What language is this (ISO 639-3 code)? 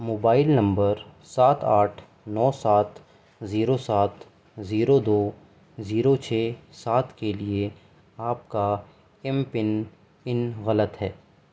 urd